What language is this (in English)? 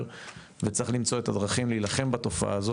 Hebrew